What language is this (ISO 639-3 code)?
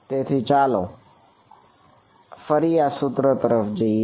guj